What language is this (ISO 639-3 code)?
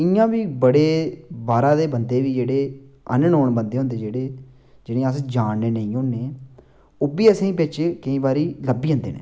doi